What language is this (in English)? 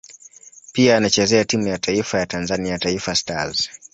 Swahili